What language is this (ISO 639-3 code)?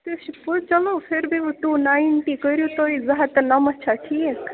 kas